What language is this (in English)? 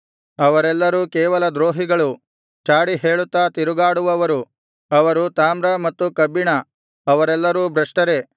Kannada